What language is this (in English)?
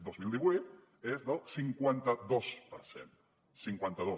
Catalan